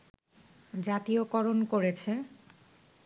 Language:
Bangla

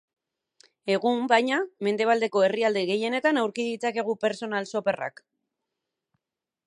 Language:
Basque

